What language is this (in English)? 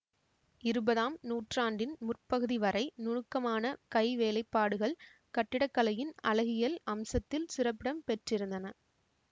Tamil